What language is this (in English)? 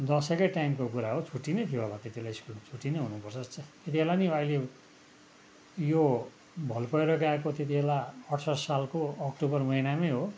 Nepali